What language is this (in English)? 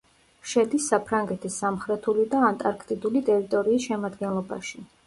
Georgian